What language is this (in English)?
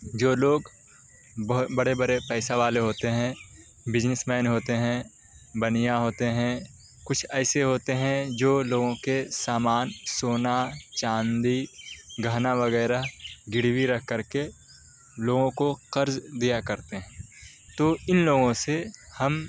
Urdu